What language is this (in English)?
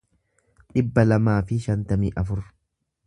Oromo